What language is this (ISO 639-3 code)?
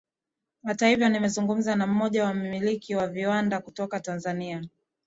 swa